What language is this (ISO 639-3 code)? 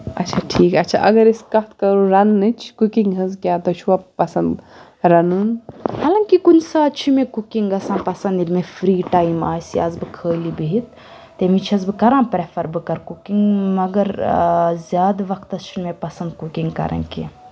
kas